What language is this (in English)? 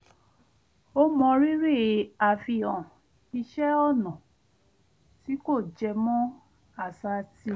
Yoruba